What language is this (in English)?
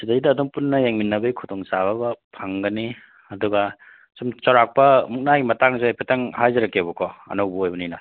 Manipuri